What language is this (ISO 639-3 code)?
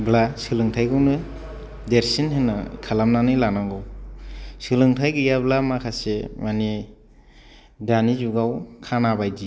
brx